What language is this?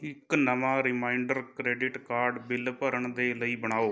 Punjabi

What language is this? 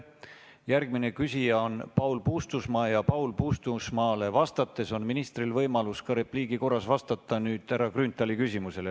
Estonian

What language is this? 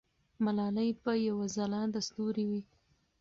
Pashto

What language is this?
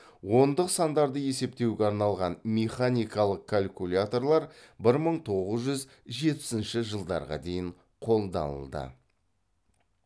Kazakh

